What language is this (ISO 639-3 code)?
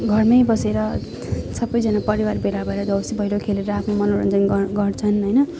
nep